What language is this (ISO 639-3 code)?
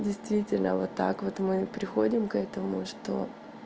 rus